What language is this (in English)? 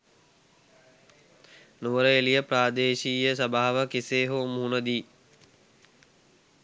Sinhala